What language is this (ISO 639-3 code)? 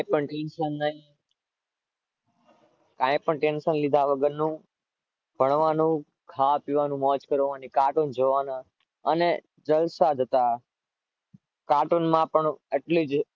guj